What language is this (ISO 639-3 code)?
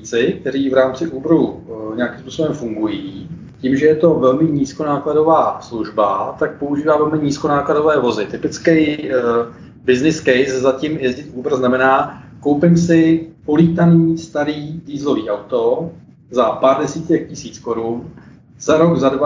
ces